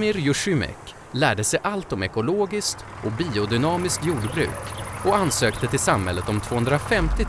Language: Swedish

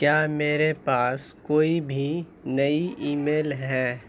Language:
Urdu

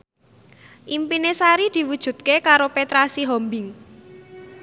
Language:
Javanese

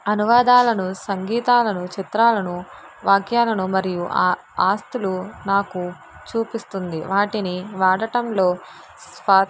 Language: Telugu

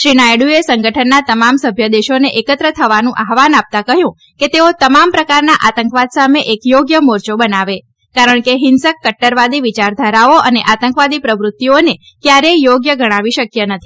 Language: Gujarati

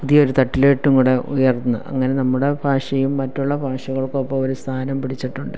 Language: Malayalam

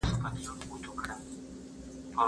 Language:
Pashto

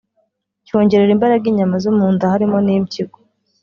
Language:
Kinyarwanda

